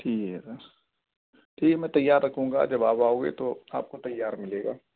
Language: Urdu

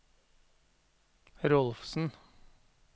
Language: Norwegian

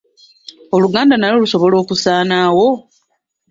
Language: Ganda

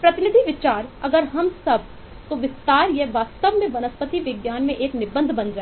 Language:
Hindi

